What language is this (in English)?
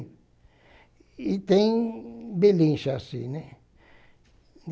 Portuguese